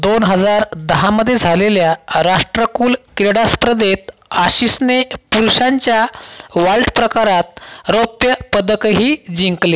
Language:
Marathi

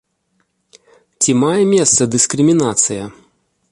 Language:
Belarusian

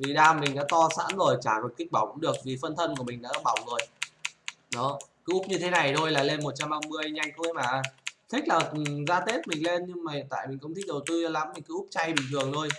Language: Vietnamese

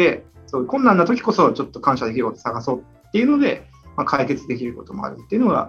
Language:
Japanese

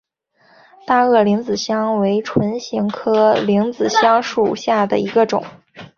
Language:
Chinese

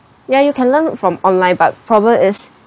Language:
English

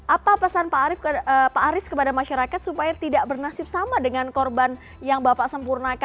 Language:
Indonesian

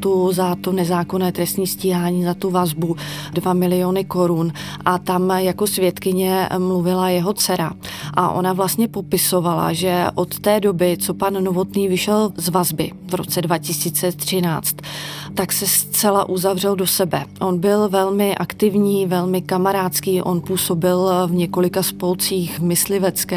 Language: Czech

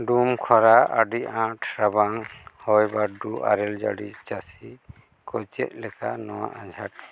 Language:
Santali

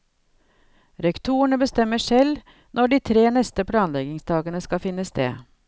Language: Norwegian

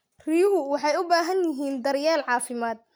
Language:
Somali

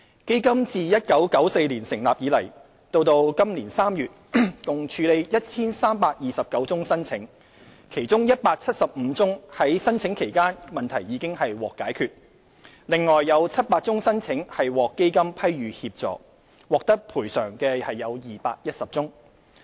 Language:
Cantonese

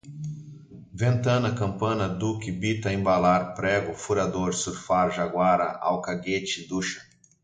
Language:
Portuguese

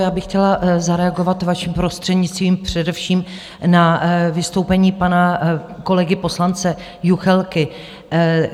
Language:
Czech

